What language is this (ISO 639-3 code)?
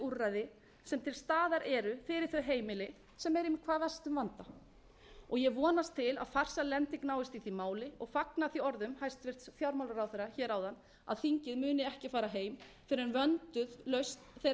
isl